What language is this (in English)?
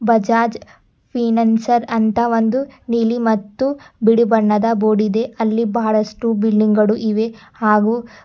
Kannada